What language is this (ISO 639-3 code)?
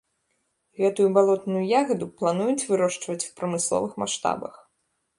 bel